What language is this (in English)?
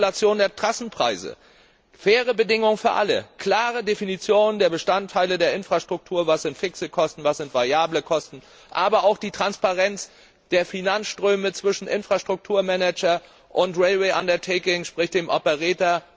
German